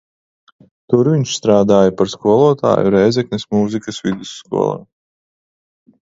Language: Latvian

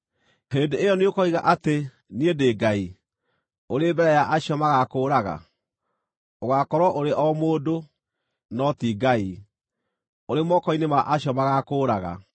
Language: Kikuyu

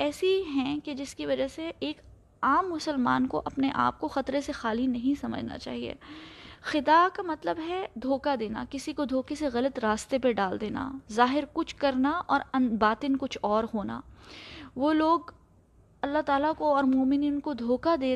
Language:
Urdu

